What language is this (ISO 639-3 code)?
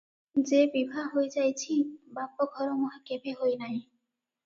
ori